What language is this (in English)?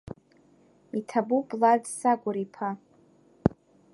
Abkhazian